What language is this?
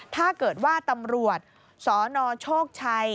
Thai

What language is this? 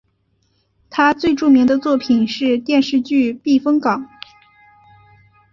Chinese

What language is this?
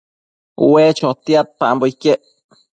Matsés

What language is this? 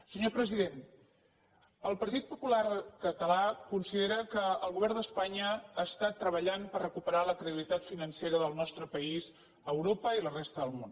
Catalan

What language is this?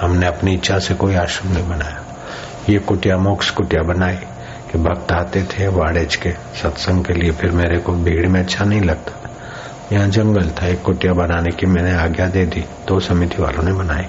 Hindi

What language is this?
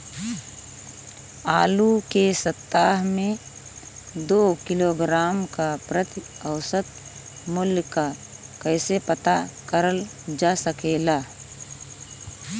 Bhojpuri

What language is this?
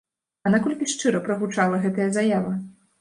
Belarusian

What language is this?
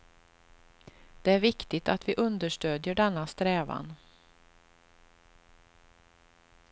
Swedish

